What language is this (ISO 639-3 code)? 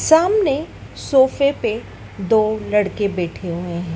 hin